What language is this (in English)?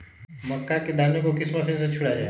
Magahi